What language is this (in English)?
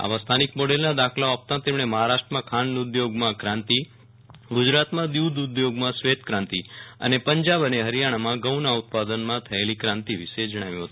Gujarati